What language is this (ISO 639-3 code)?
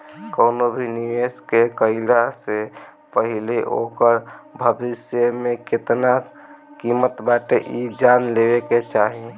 bho